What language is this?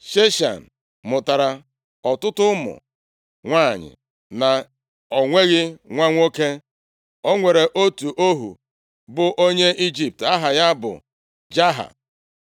Igbo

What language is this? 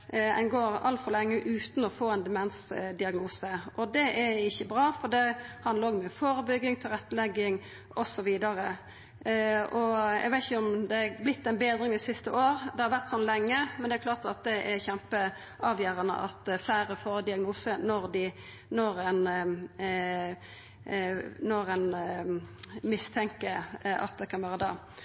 Norwegian Nynorsk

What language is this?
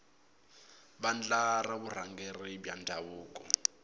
Tsonga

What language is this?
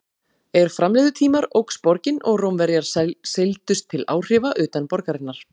Icelandic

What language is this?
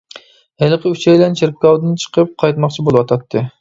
Uyghur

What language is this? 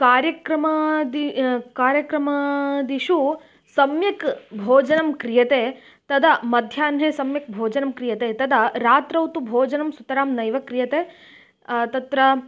Sanskrit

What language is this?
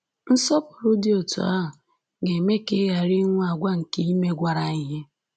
Igbo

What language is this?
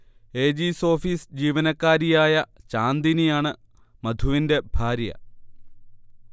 Malayalam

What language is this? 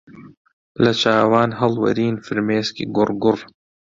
Central Kurdish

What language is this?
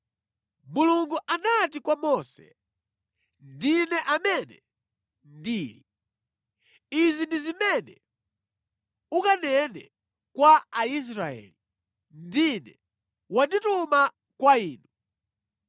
Nyanja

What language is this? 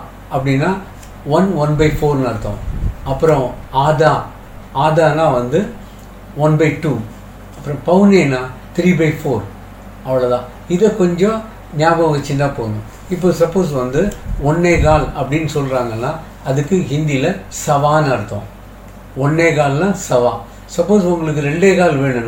Tamil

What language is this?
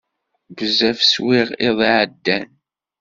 Kabyle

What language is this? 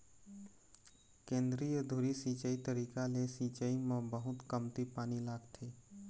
Chhattisgarhi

